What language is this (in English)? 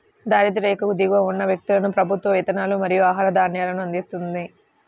Telugu